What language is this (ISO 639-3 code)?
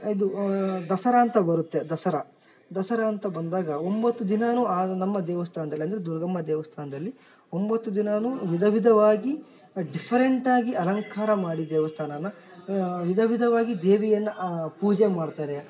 kan